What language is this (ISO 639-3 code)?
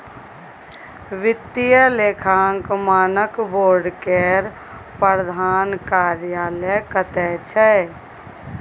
mai